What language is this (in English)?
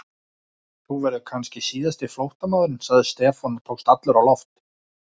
Icelandic